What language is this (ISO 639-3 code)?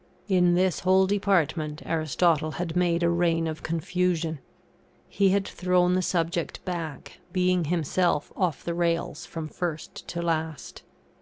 eng